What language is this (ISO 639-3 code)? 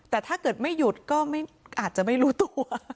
tha